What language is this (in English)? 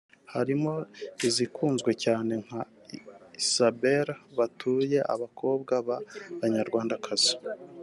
Kinyarwanda